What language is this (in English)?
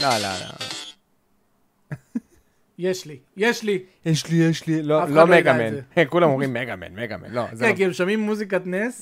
Hebrew